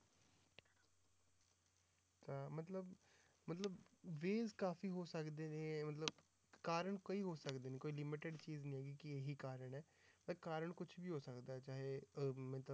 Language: Punjabi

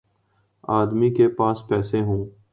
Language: Urdu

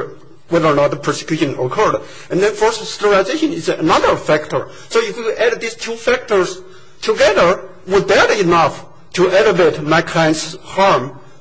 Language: English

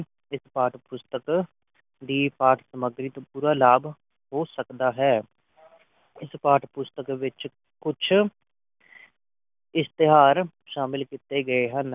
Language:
Punjabi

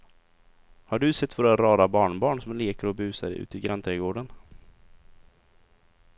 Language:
Swedish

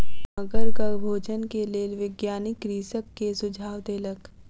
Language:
Maithili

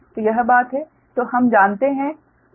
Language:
Hindi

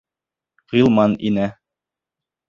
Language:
Bashkir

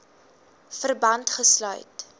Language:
Afrikaans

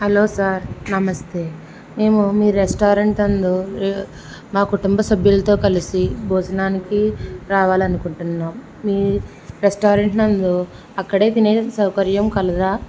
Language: Telugu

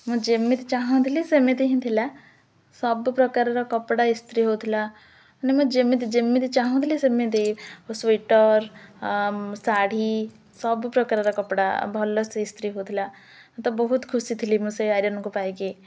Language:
Odia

